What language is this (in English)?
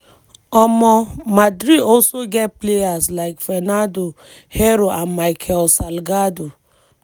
Nigerian Pidgin